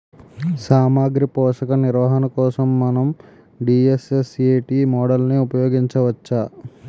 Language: Telugu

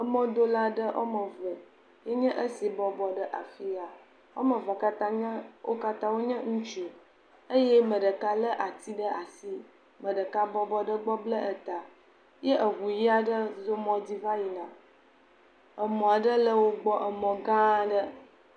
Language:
Ewe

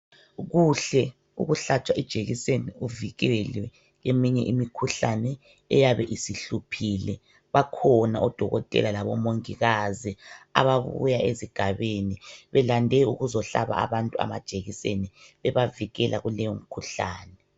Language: North Ndebele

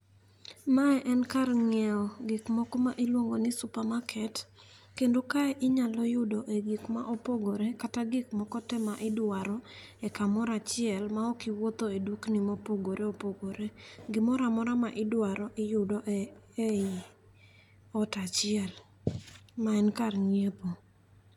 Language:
Luo (Kenya and Tanzania)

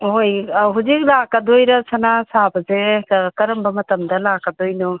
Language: Manipuri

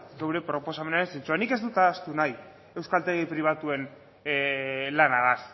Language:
Basque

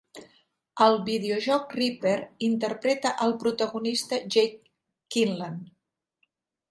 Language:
Catalan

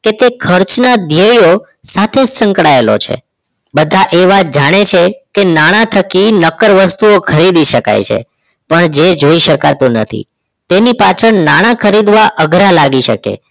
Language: Gujarati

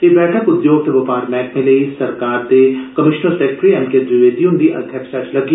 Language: Dogri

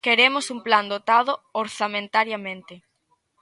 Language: Galician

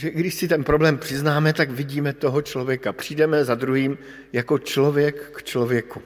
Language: Czech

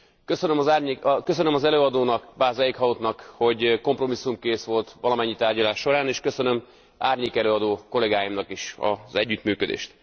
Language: Hungarian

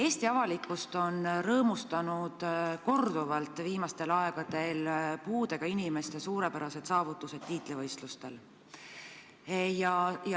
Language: Estonian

